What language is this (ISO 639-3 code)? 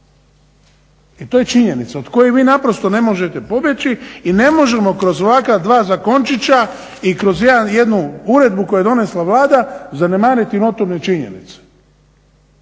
hrv